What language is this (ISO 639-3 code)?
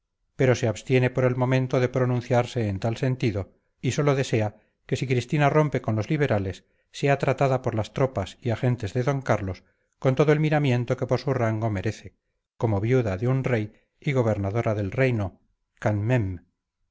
spa